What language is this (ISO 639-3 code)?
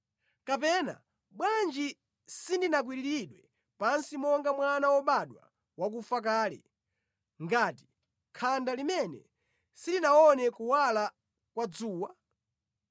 nya